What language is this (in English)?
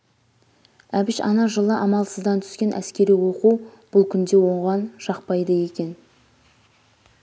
Kazakh